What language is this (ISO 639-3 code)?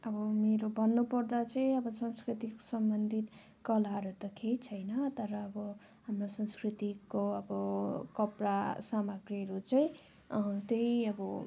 nep